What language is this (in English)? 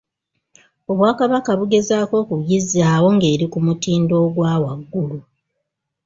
Ganda